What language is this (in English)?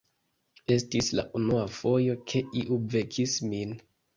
Esperanto